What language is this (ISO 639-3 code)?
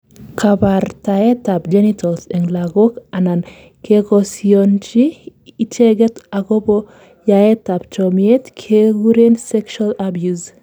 kln